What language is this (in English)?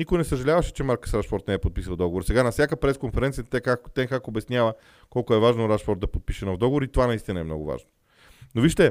Bulgarian